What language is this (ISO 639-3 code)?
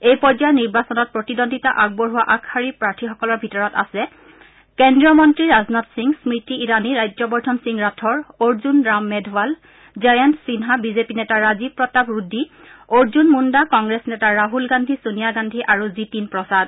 asm